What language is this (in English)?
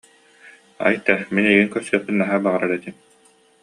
Yakut